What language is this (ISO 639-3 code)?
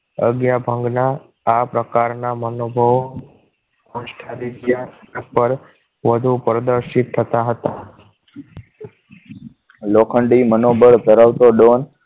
guj